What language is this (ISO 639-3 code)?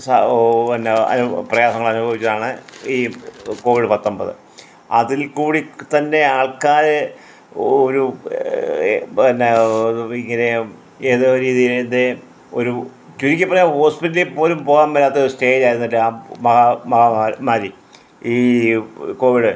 mal